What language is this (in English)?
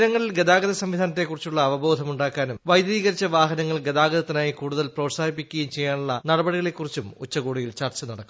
Malayalam